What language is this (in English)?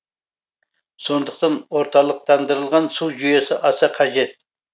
Kazakh